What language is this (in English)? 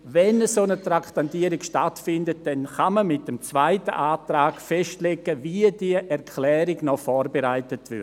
Swiss German